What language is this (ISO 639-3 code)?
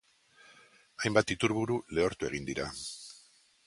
eus